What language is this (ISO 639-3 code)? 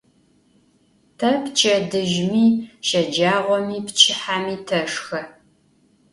ady